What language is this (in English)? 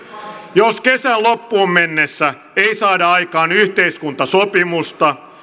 Finnish